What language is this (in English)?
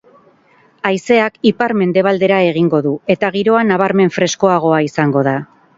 Basque